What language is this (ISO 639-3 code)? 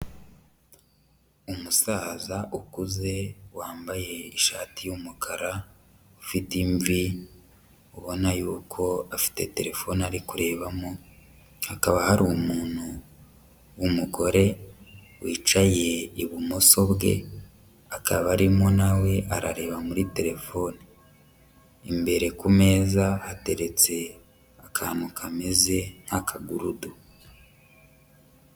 kin